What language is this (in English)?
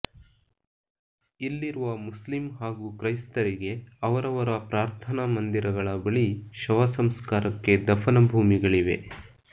Kannada